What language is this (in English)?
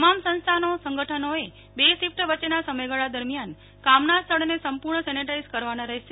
Gujarati